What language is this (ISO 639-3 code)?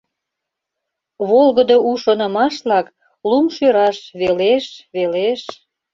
chm